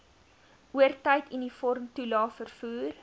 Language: Afrikaans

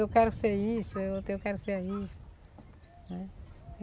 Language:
Portuguese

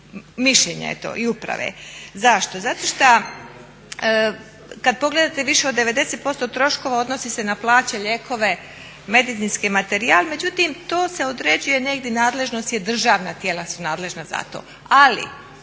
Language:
Croatian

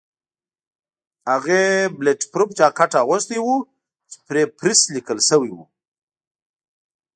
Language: Pashto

